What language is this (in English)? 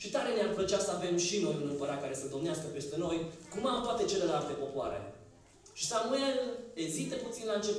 Romanian